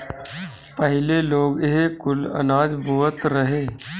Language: Bhojpuri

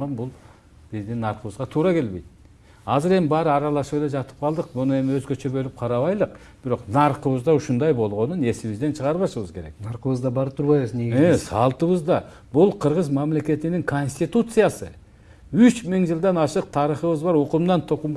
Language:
Turkish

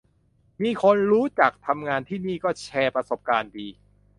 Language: Thai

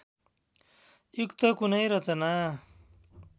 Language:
Nepali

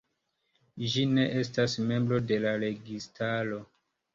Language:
Esperanto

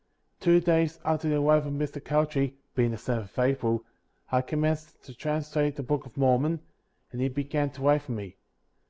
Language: English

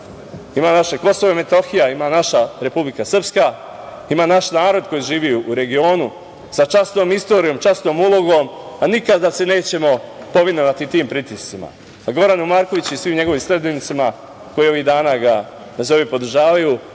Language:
Serbian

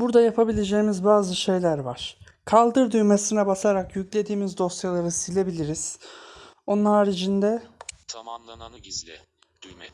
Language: Turkish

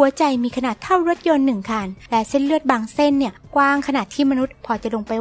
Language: Thai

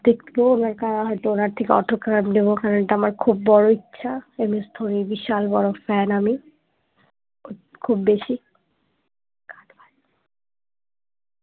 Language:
Bangla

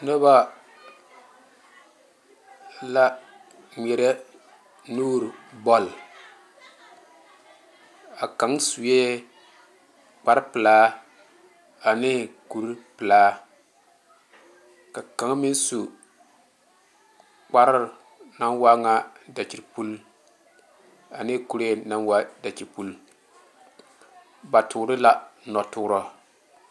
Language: Southern Dagaare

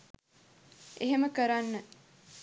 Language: Sinhala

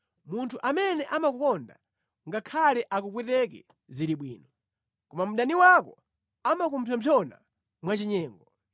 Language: Nyanja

